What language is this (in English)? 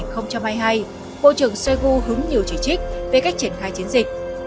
Vietnamese